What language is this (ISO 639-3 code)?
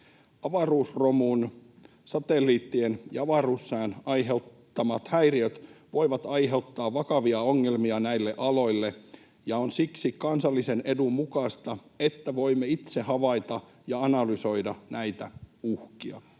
fin